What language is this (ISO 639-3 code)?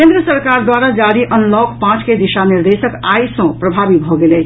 mai